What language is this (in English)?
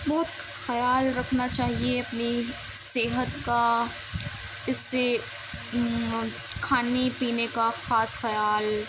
Urdu